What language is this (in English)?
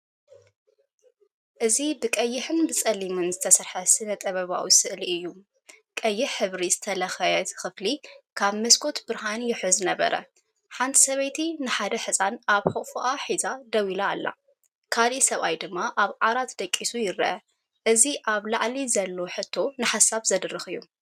Tigrinya